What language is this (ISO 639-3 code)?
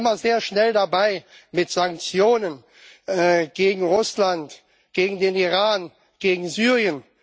deu